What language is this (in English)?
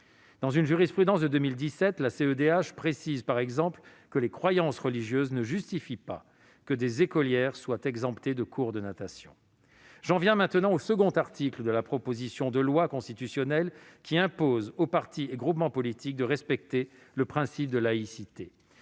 French